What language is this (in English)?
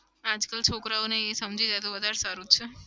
Gujarati